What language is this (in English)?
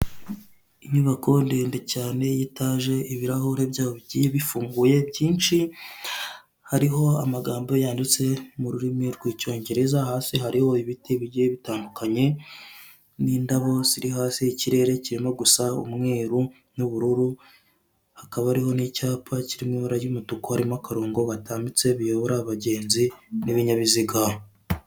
Kinyarwanda